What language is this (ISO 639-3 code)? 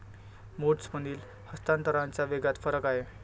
mar